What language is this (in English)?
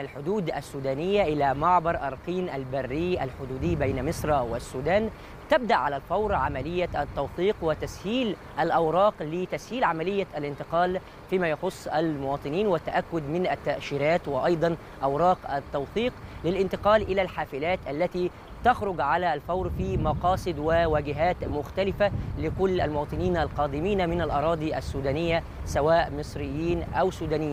Arabic